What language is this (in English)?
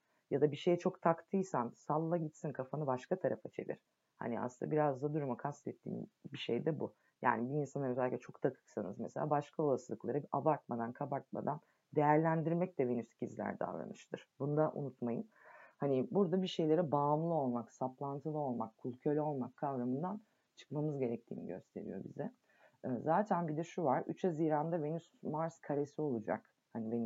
Turkish